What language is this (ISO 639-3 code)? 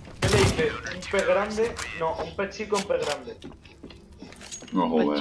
spa